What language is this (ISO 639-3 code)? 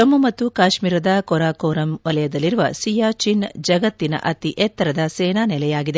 kan